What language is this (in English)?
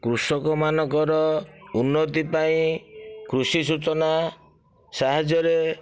Odia